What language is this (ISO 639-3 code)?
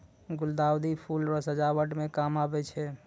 mai